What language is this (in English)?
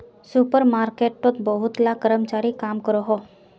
Magahi